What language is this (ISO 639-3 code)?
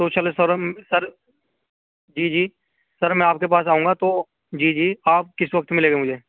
urd